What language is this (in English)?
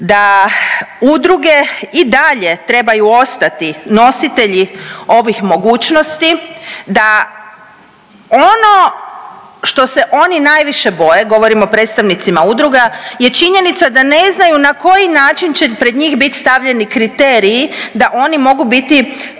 Croatian